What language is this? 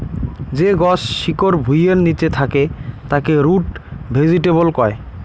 Bangla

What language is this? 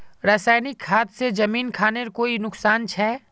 Magahi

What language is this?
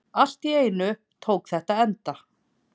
Icelandic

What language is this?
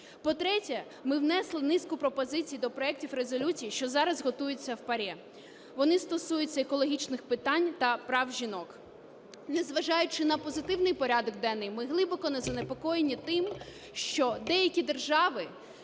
Ukrainian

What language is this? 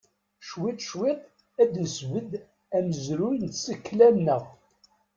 Kabyle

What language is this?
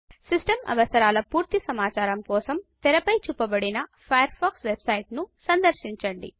Telugu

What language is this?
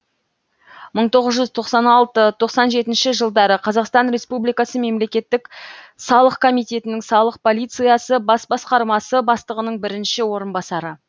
Kazakh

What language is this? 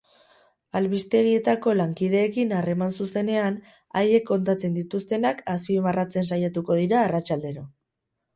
Basque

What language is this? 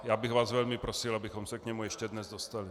Czech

